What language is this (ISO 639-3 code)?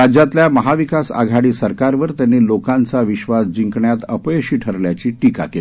mar